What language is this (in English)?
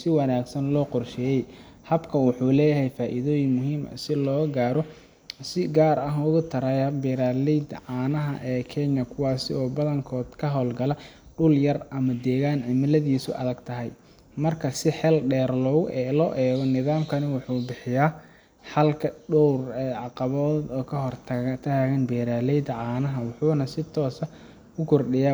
Somali